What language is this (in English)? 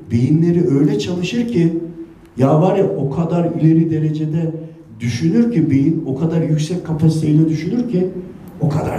Turkish